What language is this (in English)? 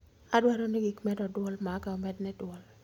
Luo (Kenya and Tanzania)